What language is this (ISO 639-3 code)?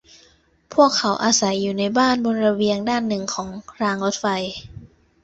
tha